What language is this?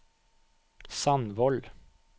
Norwegian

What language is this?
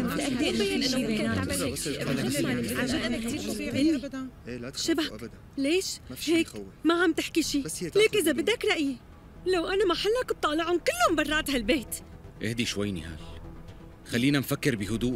Arabic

